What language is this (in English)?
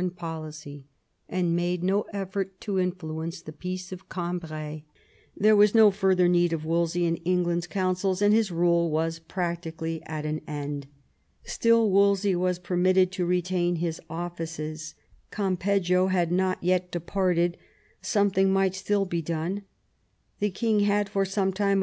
English